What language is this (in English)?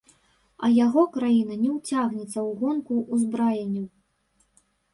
Belarusian